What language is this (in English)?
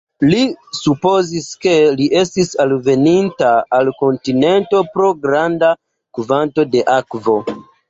Esperanto